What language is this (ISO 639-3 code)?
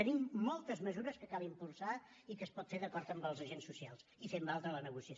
cat